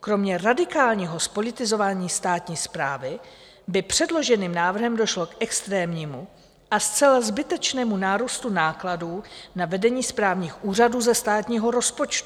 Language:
Czech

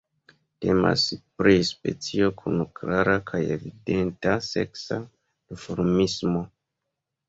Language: Esperanto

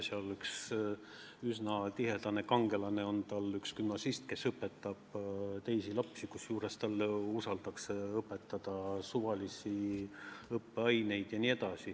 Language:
Estonian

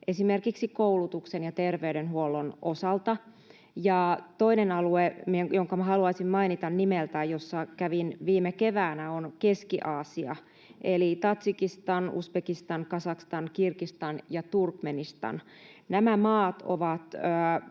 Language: Finnish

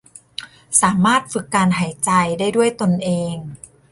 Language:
Thai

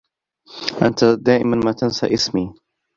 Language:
Arabic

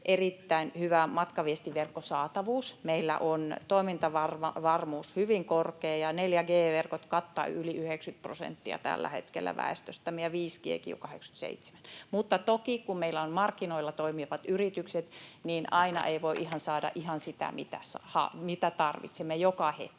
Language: Finnish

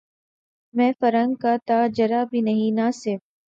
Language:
Urdu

